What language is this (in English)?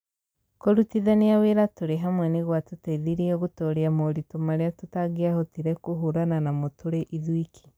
Kikuyu